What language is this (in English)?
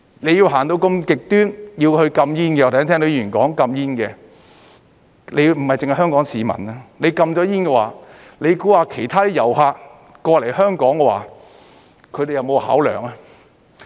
Cantonese